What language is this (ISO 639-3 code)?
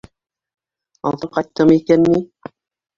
bak